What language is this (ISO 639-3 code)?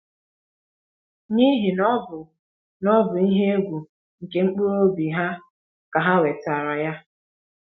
ibo